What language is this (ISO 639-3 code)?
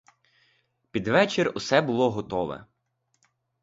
ukr